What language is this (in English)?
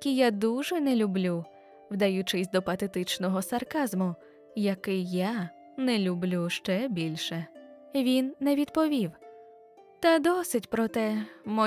Ukrainian